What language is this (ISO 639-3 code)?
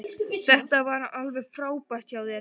isl